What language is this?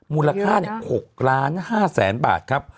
Thai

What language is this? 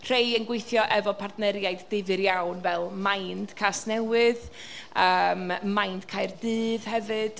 Welsh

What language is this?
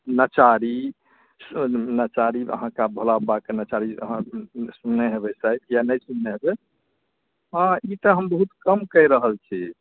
Maithili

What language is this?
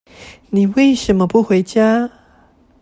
Chinese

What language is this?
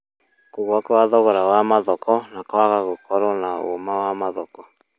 Kikuyu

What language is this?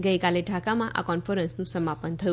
Gujarati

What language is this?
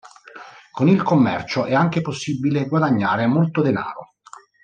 Italian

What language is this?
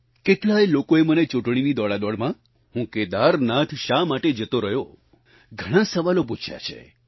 Gujarati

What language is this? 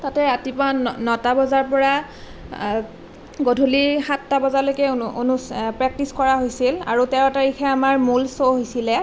Assamese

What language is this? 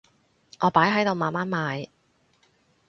Cantonese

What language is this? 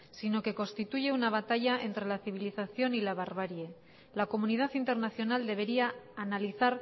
Spanish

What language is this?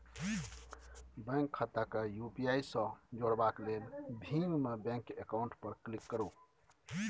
Maithili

